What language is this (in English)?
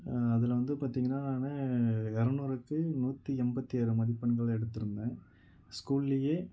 Tamil